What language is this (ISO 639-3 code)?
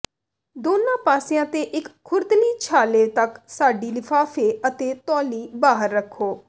pan